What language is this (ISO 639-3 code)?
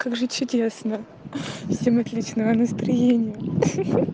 rus